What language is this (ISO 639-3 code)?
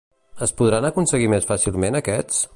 cat